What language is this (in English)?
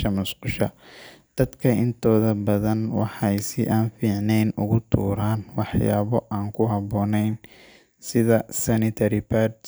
Somali